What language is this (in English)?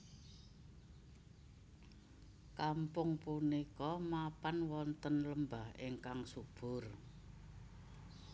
Javanese